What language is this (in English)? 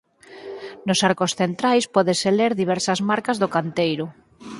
Galician